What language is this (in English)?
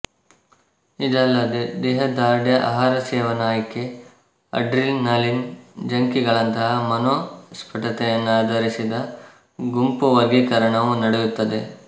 Kannada